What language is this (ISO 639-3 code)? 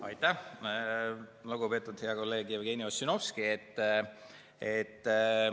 est